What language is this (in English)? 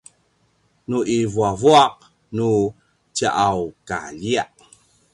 Paiwan